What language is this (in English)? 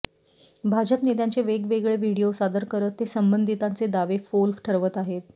Marathi